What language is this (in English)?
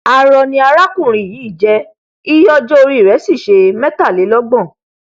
Yoruba